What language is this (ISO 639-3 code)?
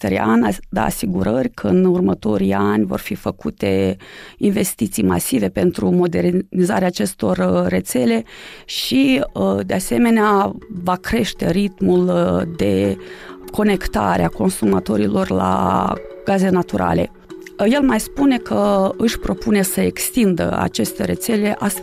ron